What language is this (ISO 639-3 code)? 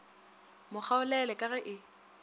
nso